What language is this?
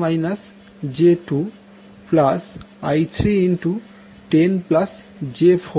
Bangla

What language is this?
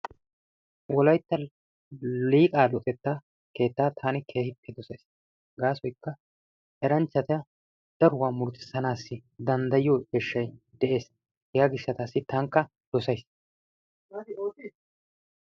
Wolaytta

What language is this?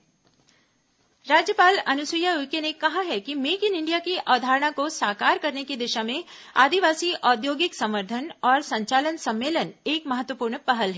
Hindi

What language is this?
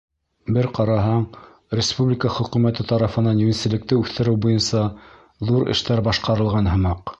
Bashkir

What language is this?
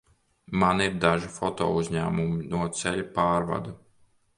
Latvian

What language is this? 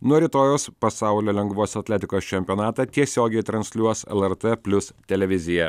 Lithuanian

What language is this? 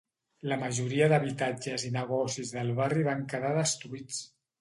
Catalan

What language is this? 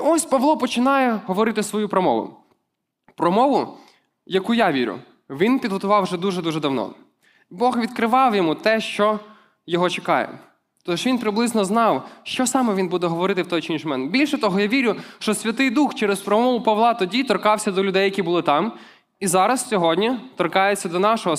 Ukrainian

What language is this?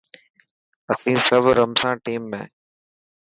Dhatki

